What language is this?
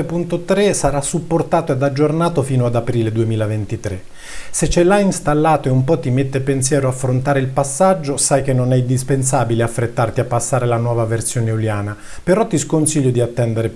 Italian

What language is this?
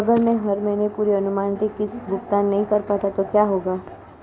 Hindi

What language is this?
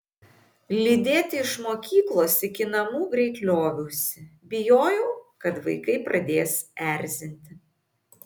Lithuanian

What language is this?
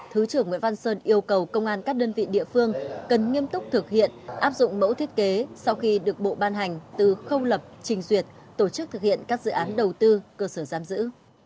Vietnamese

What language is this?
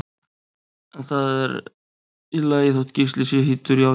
Icelandic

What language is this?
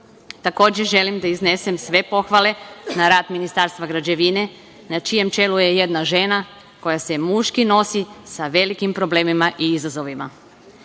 Serbian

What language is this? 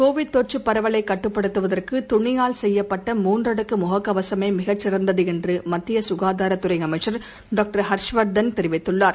Tamil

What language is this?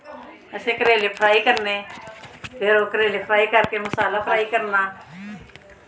Dogri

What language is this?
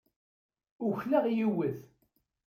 Kabyle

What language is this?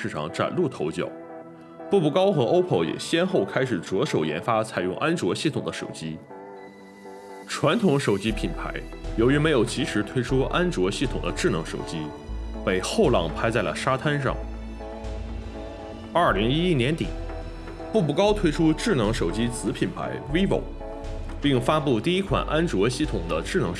Chinese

